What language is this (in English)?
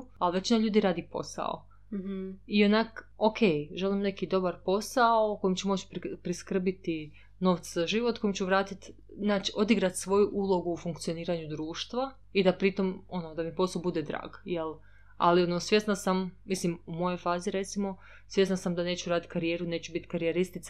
Croatian